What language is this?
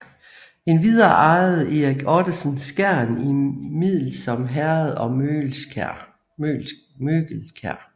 Danish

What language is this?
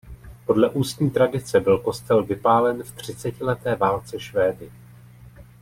Czech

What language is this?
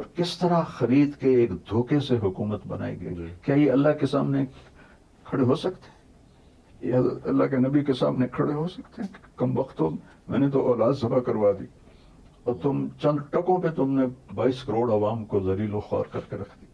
Urdu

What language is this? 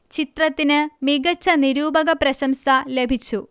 Malayalam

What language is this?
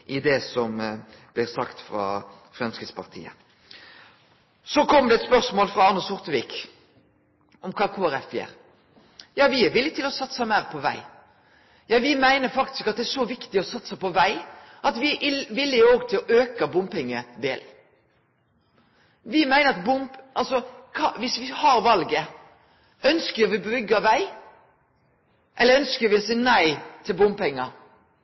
Norwegian Nynorsk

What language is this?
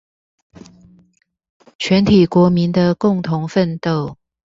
Chinese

